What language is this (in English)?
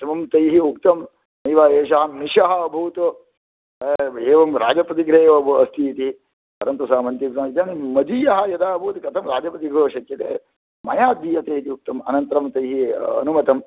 Sanskrit